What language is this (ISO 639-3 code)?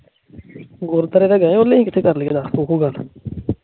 pan